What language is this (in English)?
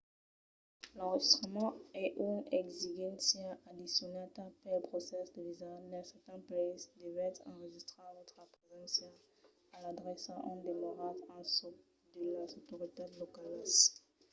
Occitan